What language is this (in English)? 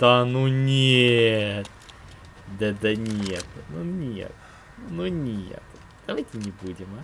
Russian